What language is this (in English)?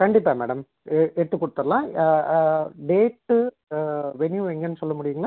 Tamil